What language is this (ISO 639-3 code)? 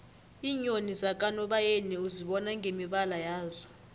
nbl